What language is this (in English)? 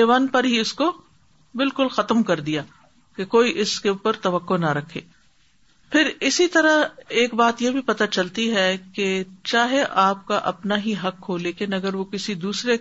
Urdu